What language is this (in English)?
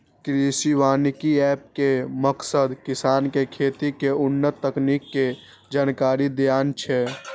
Maithili